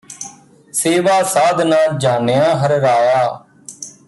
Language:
Punjabi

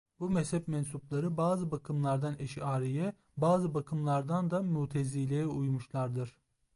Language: Turkish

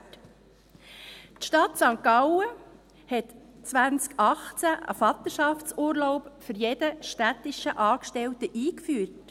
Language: Swiss German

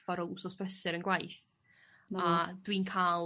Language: Welsh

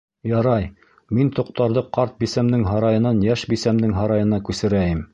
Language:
Bashkir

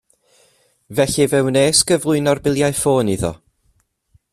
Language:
Welsh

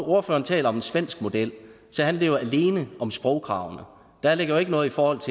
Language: Danish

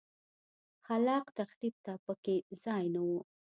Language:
Pashto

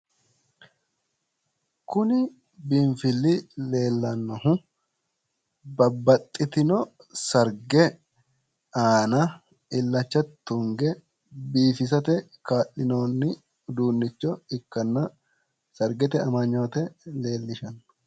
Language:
Sidamo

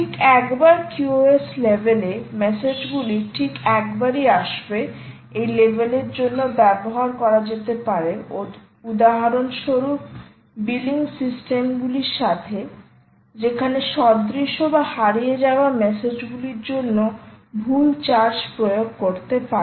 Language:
Bangla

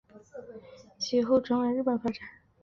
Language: Chinese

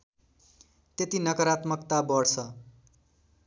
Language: Nepali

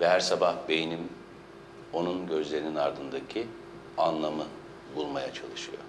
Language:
Turkish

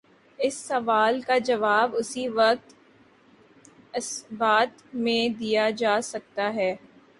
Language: Urdu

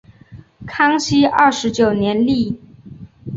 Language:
Chinese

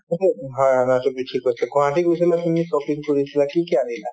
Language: Assamese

